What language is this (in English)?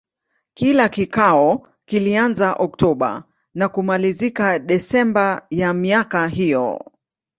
Swahili